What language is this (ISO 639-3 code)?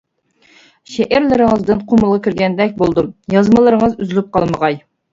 uig